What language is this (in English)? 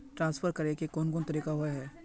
Magahi